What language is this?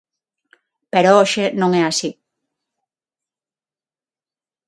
Galician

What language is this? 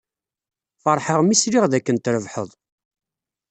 Kabyle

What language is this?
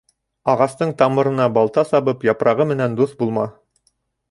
Bashkir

